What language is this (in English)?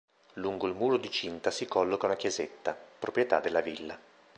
Italian